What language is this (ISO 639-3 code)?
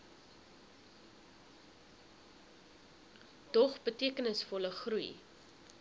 afr